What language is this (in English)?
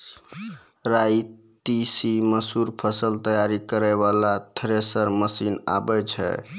Maithili